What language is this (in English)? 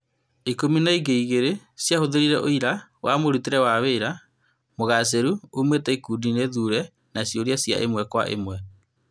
Kikuyu